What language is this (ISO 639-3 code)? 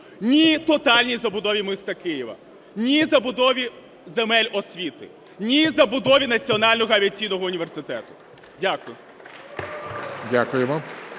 ukr